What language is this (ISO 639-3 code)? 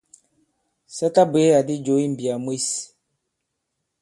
abb